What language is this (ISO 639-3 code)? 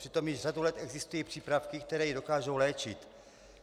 ces